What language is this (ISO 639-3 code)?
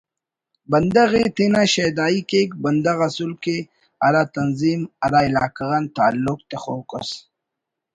brh